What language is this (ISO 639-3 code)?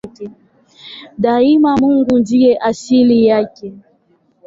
swa